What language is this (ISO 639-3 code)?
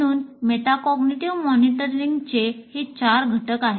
mar